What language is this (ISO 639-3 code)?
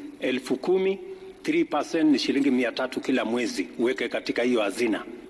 swa